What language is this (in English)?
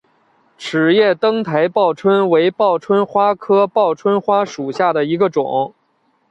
Chinese